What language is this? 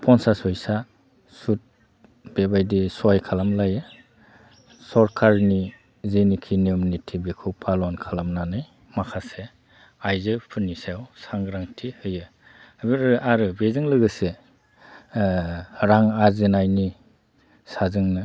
Bodo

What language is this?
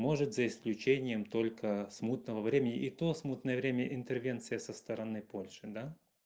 Russian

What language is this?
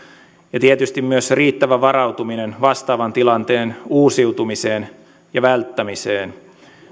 Finnish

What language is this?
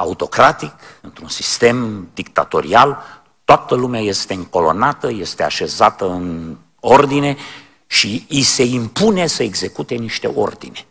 Romanian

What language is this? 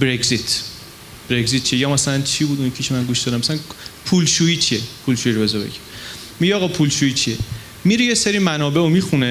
Persian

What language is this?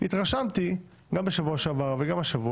Hebrew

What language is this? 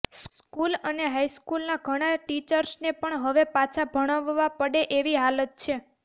Gujarati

